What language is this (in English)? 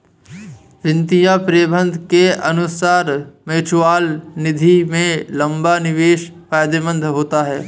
Hindi